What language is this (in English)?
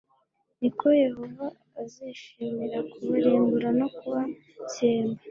Kinyarwanda